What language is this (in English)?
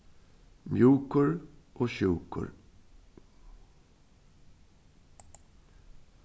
Faroese